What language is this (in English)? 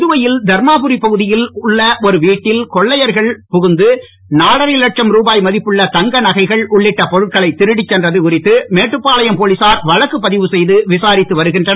Tamil